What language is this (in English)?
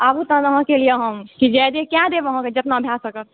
Maithili